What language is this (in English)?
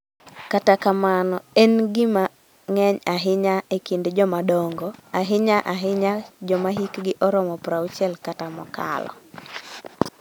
Luo (Kenya and Tanzania)